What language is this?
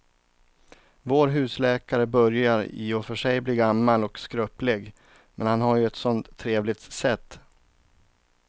Swedish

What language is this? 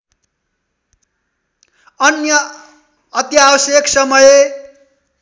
Nepali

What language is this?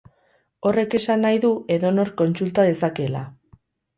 Basque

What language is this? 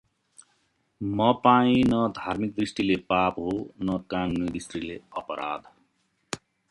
Nepali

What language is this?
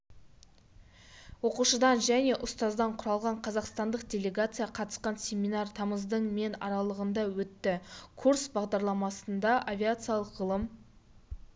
Kazakh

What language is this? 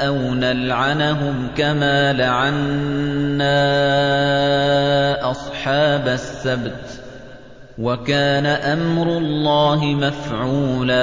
Arabic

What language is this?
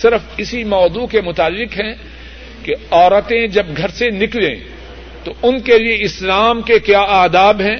Urdu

